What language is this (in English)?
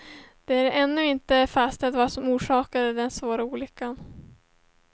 Swedish